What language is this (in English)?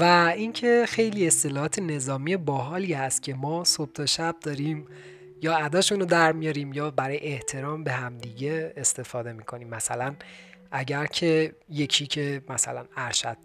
Persian